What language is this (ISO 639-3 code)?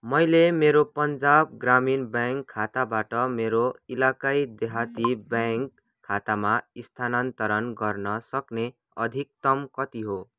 nep